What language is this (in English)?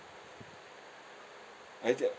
English